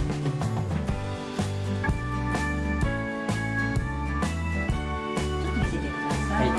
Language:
Japanese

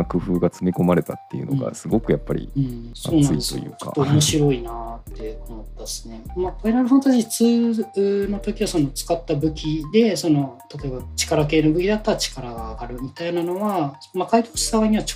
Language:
Japanese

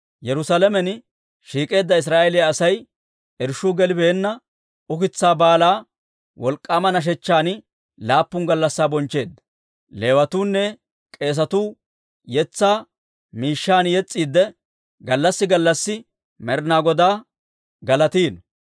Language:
Dawro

